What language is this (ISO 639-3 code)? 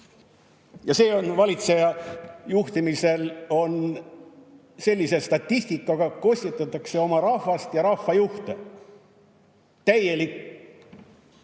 est